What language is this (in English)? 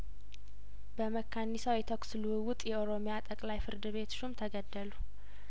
Amharic